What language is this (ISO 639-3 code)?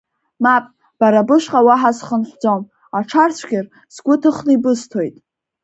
abk